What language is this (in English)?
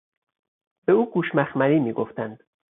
Persian